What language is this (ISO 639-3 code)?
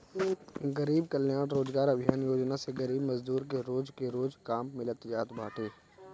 bho